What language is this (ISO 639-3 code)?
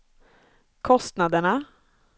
swe